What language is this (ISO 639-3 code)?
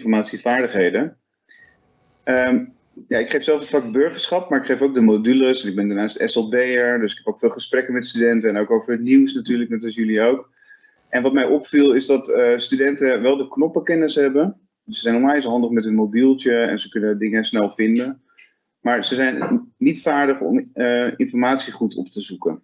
nld